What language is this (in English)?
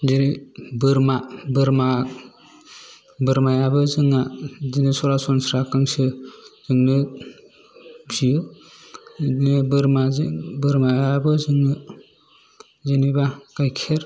Bodo